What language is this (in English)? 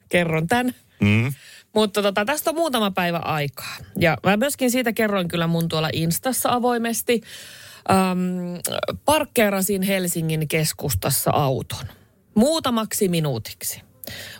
Finnish